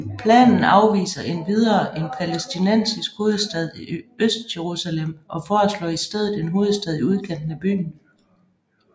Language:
Danish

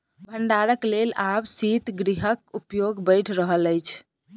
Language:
Maithili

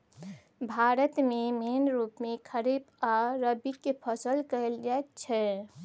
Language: Maithili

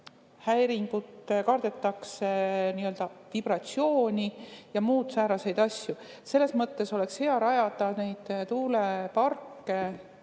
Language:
Estonian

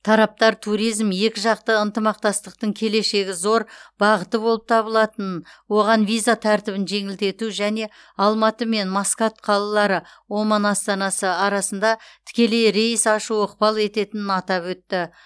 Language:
Kazakh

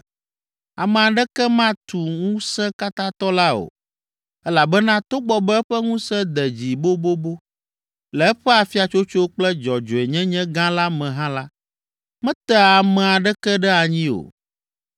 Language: Ewe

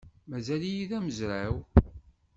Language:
Kabyle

